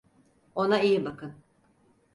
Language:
Turkish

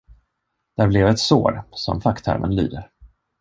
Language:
Swedish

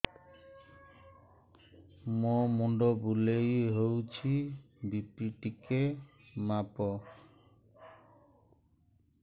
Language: Odia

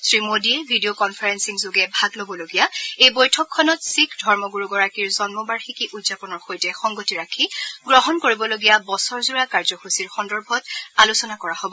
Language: Assamese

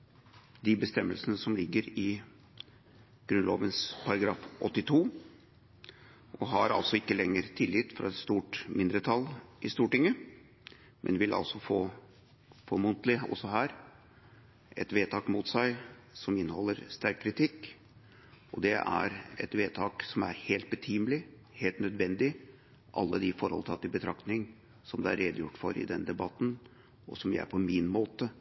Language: Norwegian Bokmål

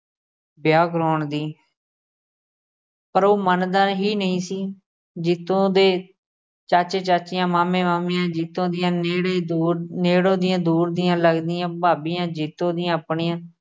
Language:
Punjabi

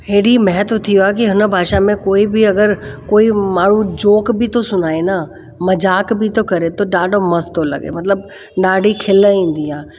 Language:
Sindhi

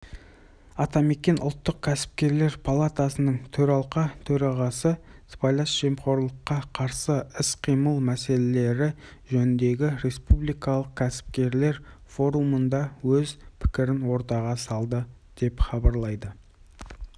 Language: Kazakh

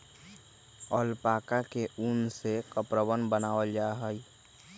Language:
Magahi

